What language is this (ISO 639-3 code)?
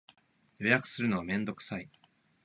jpn